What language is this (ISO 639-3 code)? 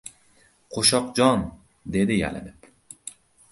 uzb